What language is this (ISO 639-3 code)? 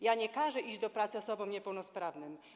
pol